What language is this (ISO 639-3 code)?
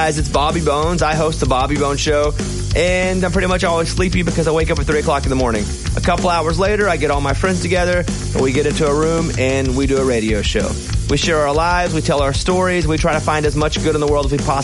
eng